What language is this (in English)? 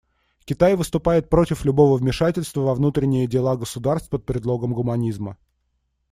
Russian